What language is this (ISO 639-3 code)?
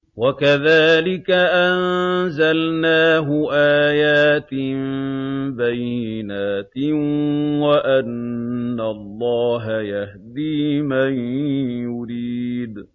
ara